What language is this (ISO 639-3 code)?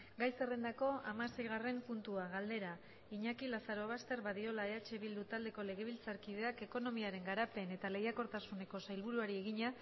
eus